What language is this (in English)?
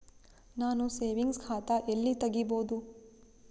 Kannada